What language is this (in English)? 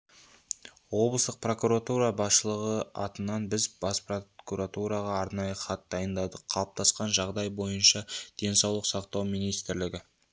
Kazakh